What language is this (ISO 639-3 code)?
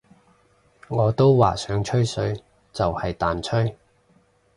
yue